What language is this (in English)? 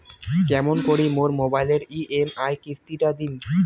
Bangla